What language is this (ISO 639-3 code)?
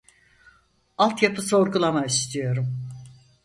tur